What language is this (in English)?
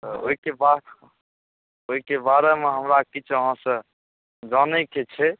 Maithili